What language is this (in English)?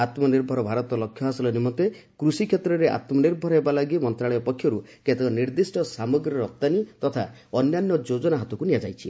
Odia